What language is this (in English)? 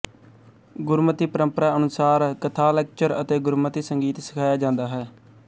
Punjabi